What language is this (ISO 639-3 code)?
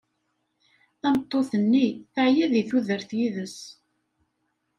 kab